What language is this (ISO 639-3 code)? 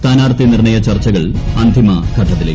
mal